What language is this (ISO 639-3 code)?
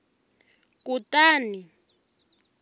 tso